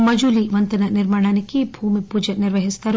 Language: Telugu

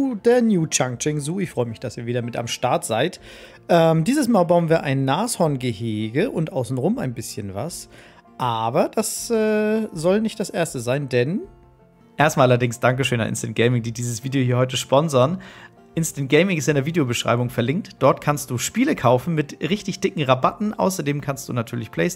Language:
German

